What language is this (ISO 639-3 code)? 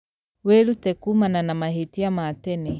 kik